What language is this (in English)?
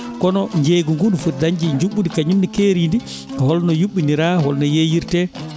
Fula